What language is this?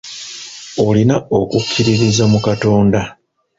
Ganda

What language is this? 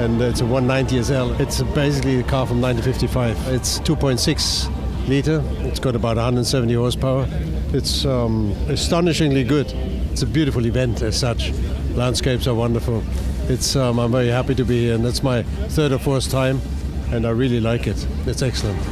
Dutch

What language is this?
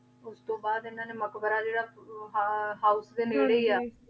Punjabi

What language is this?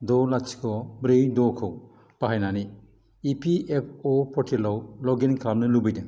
Bodo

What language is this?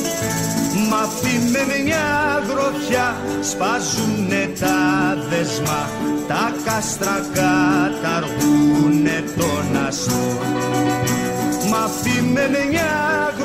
Greek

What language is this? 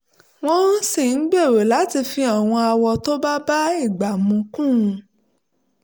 Yoruba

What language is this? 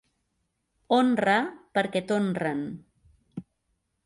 Catalan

